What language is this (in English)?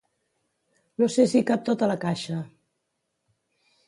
Catalan